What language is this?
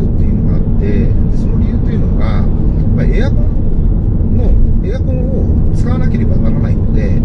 Japanese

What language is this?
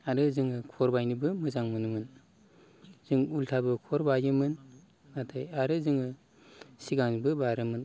Bodo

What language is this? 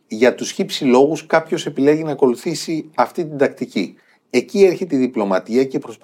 Greek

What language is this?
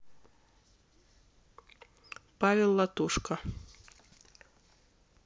Russian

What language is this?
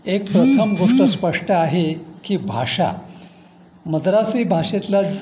Marathi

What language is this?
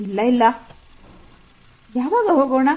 Kannada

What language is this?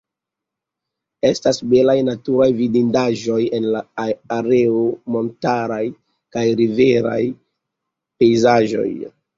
Esperanto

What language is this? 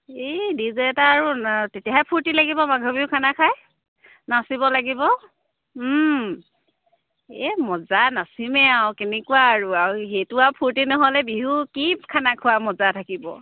Assamese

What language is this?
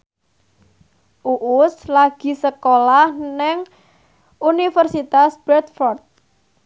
Javanese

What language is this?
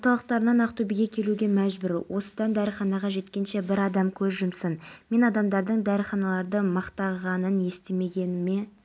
Kazakh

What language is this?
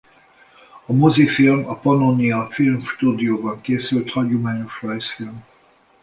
Hungarian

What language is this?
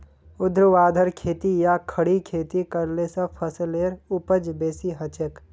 Magahi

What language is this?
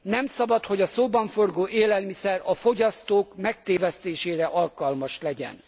Hungarian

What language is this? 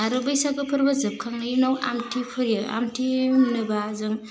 Bodo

